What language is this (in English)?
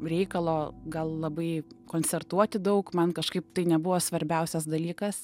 Lithuanian